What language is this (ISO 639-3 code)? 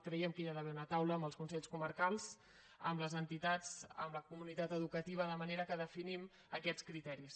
cat